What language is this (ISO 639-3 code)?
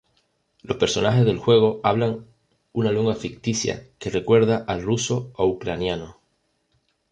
spa